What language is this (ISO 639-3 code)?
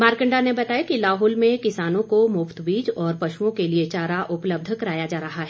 hin